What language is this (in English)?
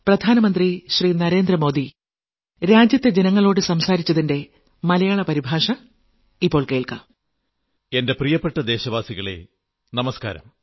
Malayalam